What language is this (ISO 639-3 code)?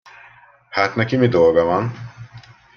hun